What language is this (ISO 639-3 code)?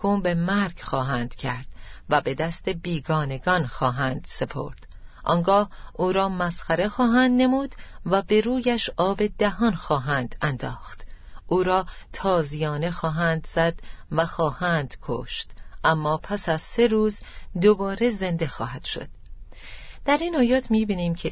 fas